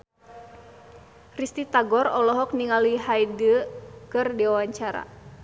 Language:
Sundanese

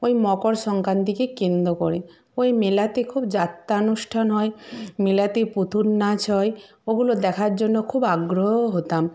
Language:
Bangla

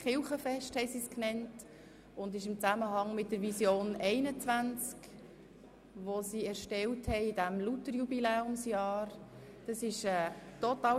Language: Swiss German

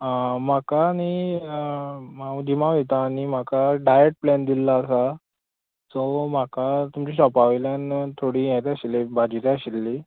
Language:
Konkani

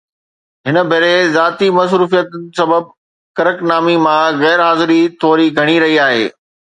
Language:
Sindhi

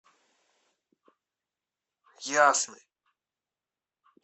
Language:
Russian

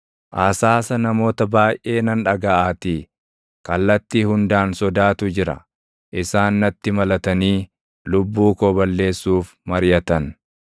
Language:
Oromo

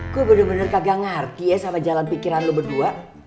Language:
Indonesian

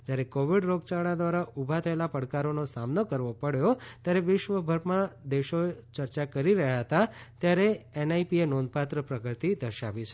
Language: Gujarati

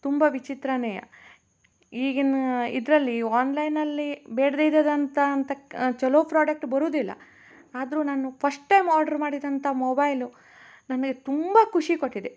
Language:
Kannada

